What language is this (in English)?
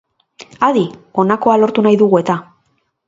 Basque